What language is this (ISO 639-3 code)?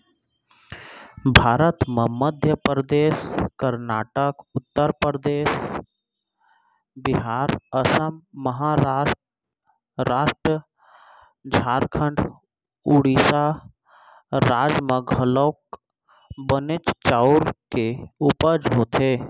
hne